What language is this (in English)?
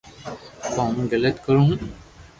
Loarki